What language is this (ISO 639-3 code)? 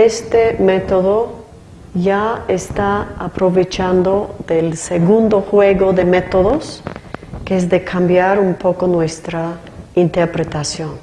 spa